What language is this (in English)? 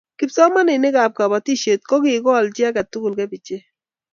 Kalenjin